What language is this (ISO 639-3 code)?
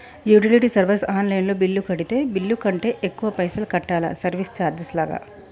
tel